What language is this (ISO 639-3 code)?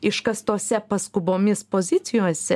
lit